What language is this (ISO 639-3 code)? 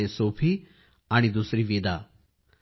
mar